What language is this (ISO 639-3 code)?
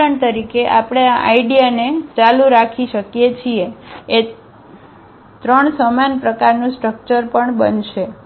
guj